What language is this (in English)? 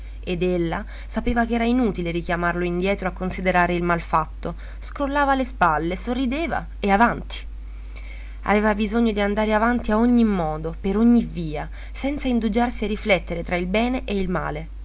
Italian